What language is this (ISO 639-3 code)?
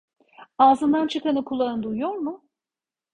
tur